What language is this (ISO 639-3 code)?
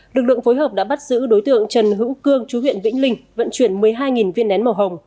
vie